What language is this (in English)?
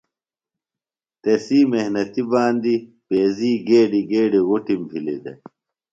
Phalura